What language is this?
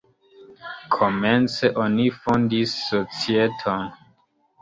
Esperanto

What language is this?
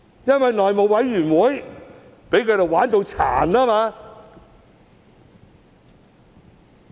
Cantonese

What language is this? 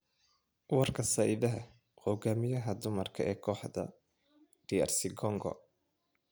Somali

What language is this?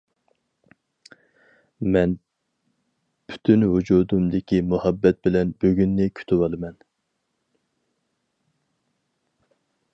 Uyghur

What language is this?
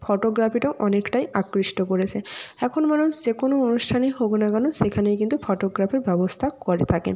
Bangla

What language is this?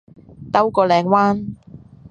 Cantonese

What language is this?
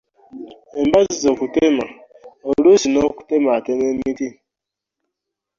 Ganda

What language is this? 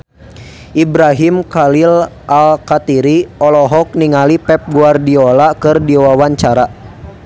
Sundanese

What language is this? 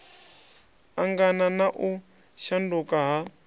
Venda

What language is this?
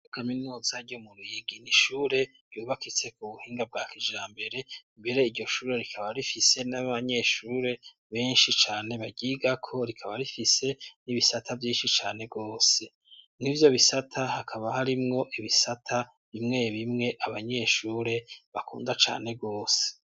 Rundi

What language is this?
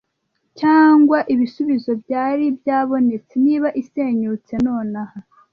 Kinyarwanda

